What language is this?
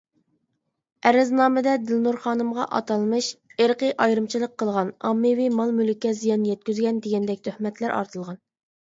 Uyghur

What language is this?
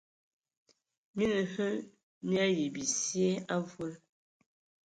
Ewondo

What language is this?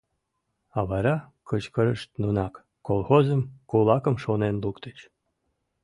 Mari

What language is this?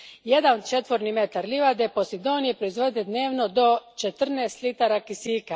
Croatian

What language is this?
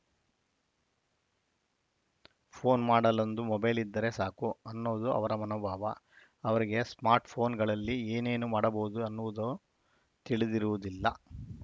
Kannada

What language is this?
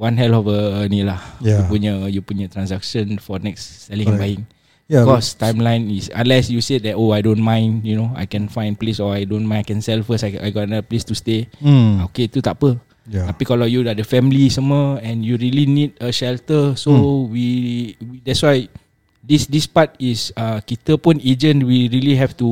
Malay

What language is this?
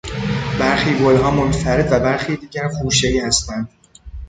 Persian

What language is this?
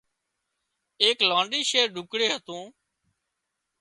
Wadiyara Koli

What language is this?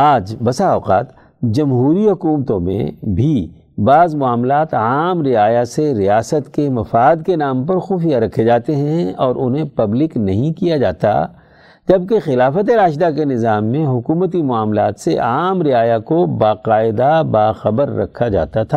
Urdu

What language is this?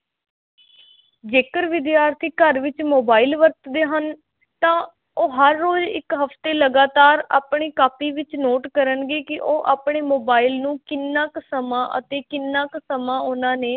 Punjabi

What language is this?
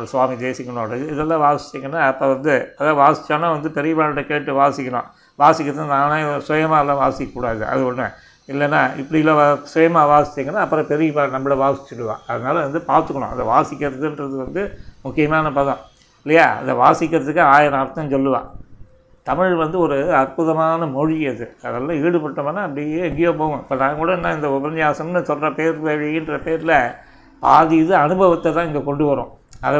Tamil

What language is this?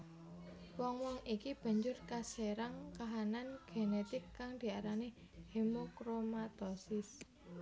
Javanese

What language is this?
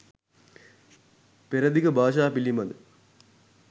Sinhala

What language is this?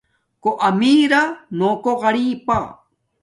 Domaaki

